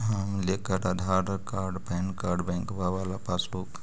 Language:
Magahi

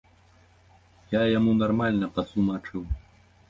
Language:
Belarusian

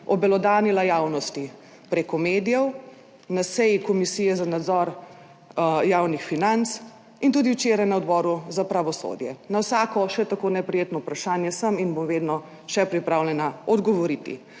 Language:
Slovenian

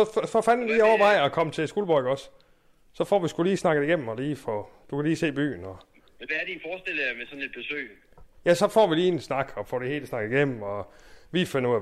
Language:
Danish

